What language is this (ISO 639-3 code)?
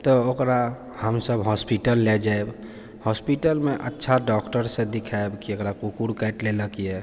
mai